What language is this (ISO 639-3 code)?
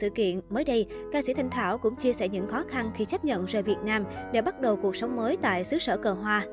vie